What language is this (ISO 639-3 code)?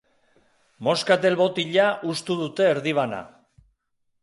eus